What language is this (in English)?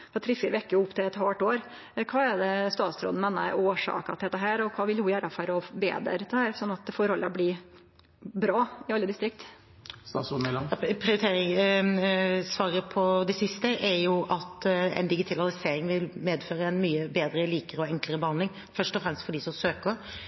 Norwegian